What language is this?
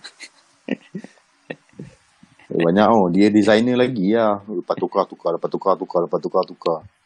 Malay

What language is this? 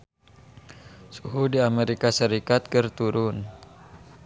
Sundanese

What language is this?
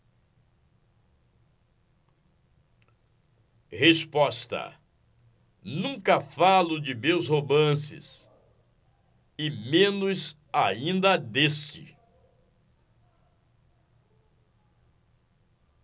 Portuguese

